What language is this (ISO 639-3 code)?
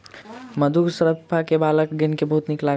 mai